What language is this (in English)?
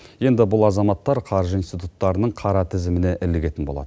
Kazakh